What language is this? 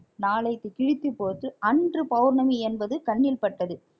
Tamil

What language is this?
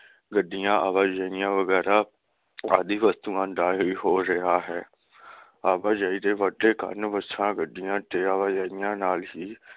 Punjabi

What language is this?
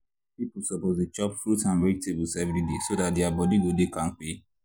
Nigerian Pidgin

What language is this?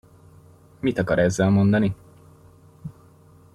Hungarian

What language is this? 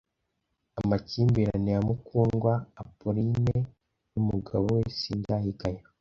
Kinyarwanda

